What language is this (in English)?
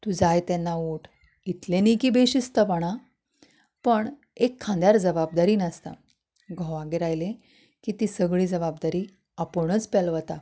Konkani